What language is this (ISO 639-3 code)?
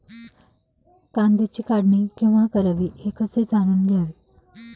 mar